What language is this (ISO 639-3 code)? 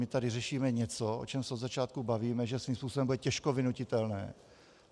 ces